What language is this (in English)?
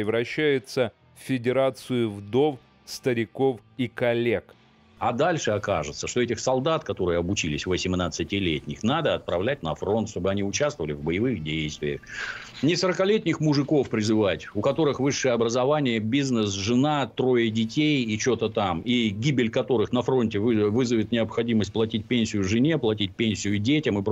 Russian